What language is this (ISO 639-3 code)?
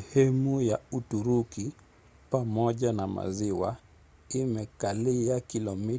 swa